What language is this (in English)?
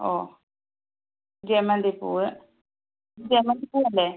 Malayalam